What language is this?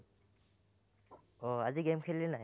Assamese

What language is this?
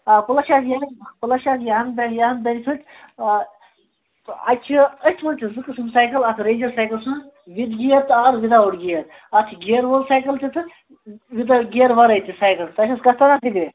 Kashmiri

